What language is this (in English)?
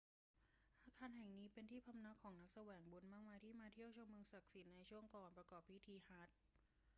Thai